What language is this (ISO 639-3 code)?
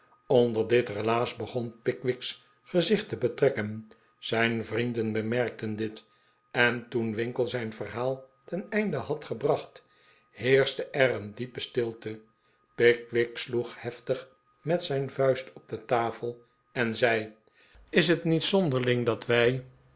nld